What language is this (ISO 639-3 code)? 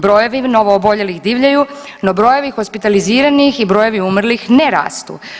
hrv